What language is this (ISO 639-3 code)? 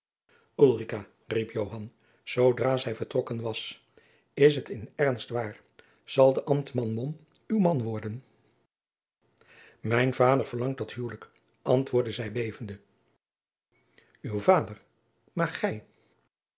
nld